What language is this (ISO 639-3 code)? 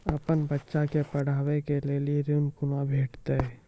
mai